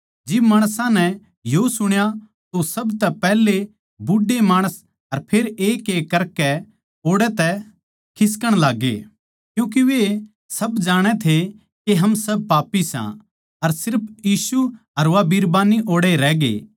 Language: Haryanvi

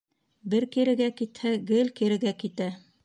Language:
Bashkir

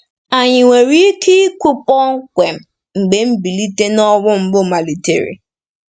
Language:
Igbo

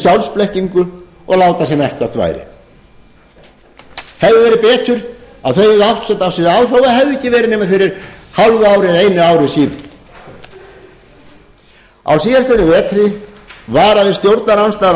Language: Icelandic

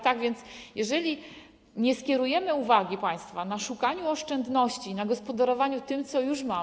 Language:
Polish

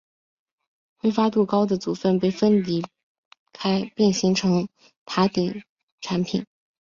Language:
Chinese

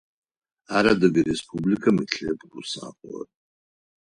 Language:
Adyghe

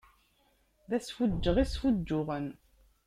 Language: Kabyle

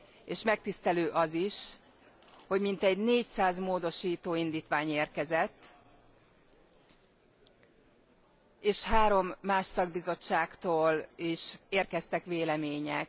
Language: Hungarian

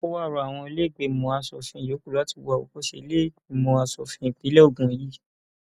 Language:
Yoruba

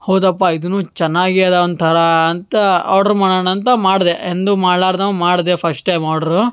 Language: Kannada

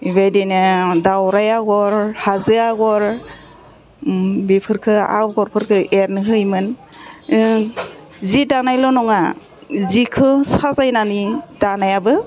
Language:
Bodo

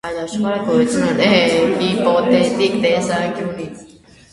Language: Armenian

